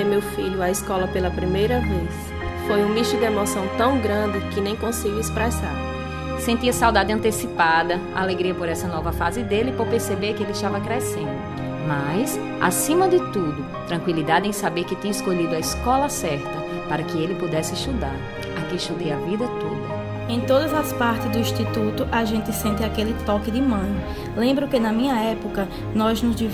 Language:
Portuguese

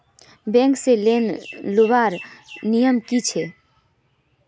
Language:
Magahi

